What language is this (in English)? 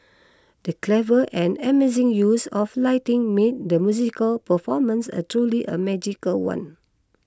English